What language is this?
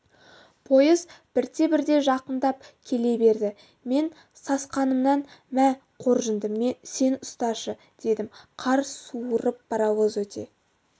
Kazakh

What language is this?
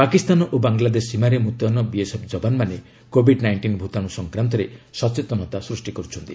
Odia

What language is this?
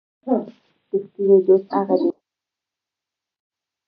Pashto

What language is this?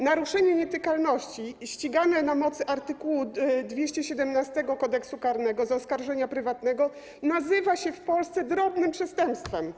Polish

